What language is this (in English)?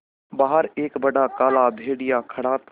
Hindi